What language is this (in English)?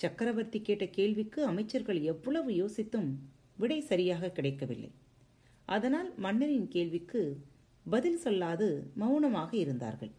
Tamil